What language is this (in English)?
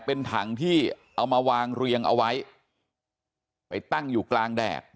Thai